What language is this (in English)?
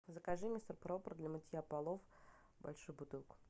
Russian